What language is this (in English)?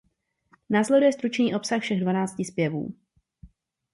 Czech